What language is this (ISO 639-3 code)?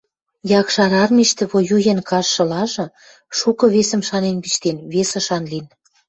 mrj